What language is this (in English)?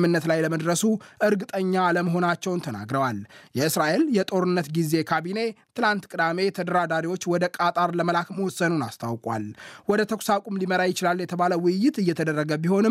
Amharic